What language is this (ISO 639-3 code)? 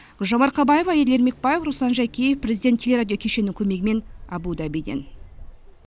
kaz